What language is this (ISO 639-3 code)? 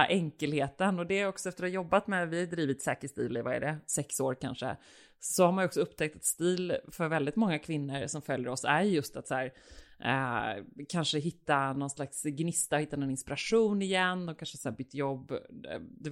swe